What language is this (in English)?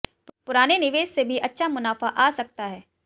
Hindi